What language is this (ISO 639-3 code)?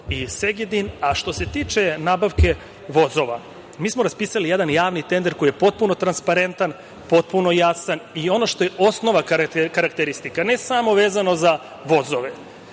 srp